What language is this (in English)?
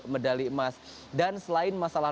Indonesian